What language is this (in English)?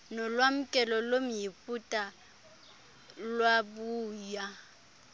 Xhosa